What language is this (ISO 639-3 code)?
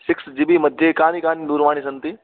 san